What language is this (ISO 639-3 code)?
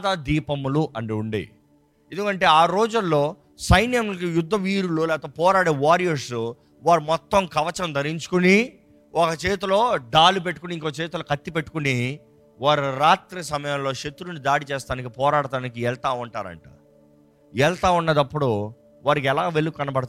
tel